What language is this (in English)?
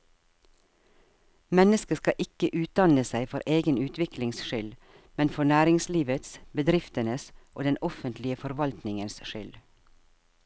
Norwegian